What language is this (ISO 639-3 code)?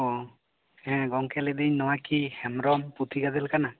sat